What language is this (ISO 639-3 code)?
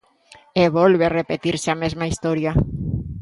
glg